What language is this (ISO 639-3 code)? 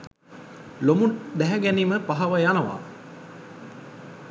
sin